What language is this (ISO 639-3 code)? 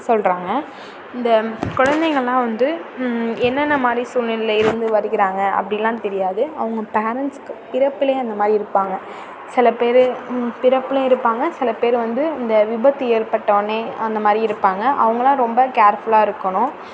tam